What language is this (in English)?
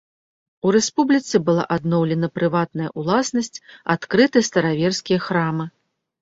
Belarusian